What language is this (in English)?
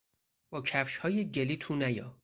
Persian